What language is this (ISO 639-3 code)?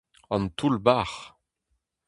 bre